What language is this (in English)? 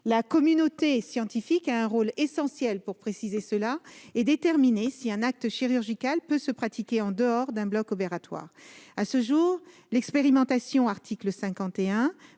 French